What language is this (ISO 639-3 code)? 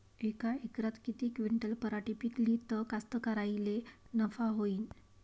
mar